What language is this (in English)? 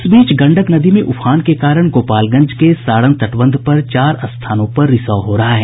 Hindi